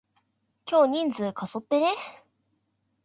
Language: Japanese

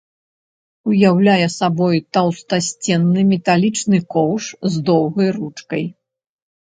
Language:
Belarusian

